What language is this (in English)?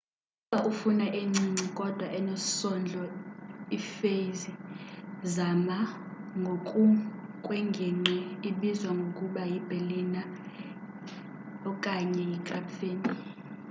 Xhosa